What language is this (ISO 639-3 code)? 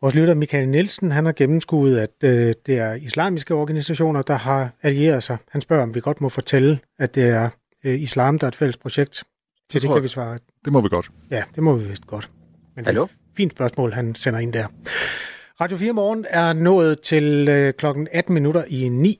dan